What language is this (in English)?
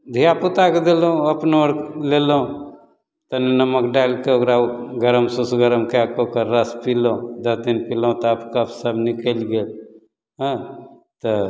Maithili